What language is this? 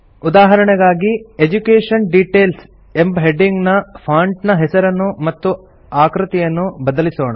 Kannada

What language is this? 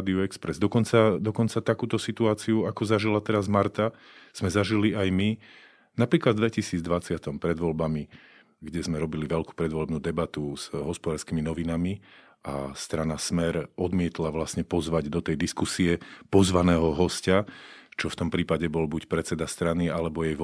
Slovak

